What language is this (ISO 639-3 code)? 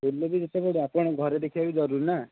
ori